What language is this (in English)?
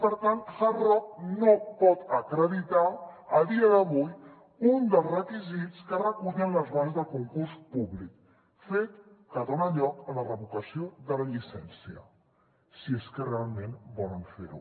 Catalan